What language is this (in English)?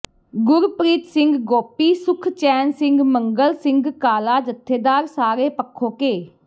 Punjabi